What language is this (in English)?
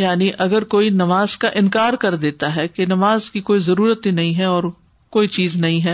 Urdu